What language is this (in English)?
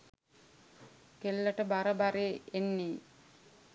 Sinhala